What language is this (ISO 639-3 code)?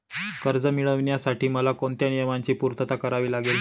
mar